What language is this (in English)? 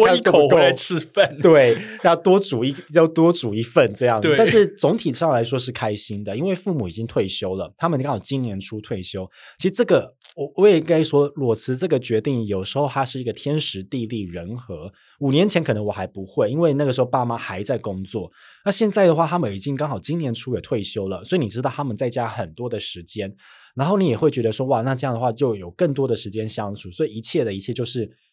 Chinese